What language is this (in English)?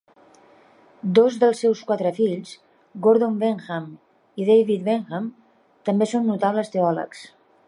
Catalan